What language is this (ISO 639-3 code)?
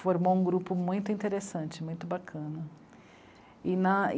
por